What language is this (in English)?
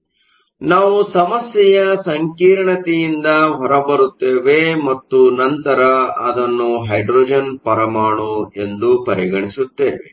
Kannada